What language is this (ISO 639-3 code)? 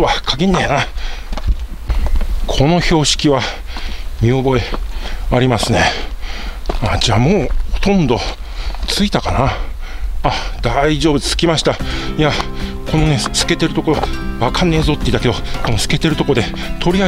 jpn